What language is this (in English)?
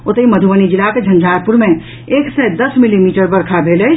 Maithili